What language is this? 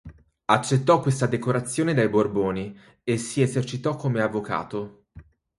Italian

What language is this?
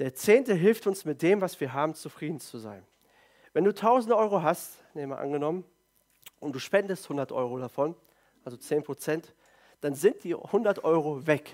German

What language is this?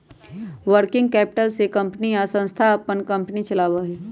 Magahi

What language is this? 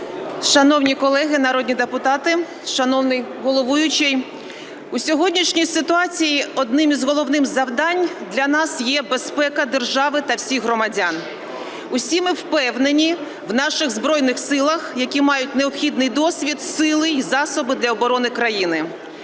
Ukrainian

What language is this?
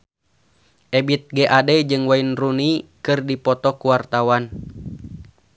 Sundanese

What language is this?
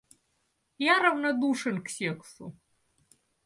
Russian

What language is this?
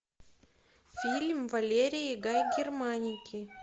Russian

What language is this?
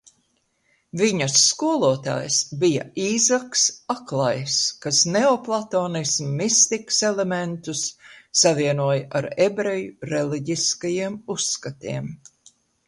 Latvian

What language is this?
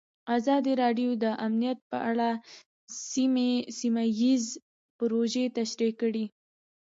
Pashto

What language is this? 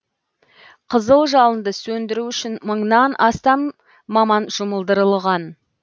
Kazakh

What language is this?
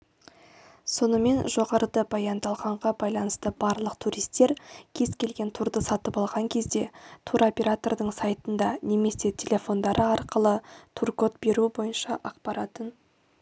Kazakh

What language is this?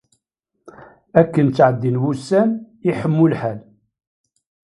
Kabyle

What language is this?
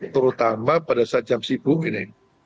Indonesian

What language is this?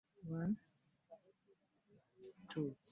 Ganda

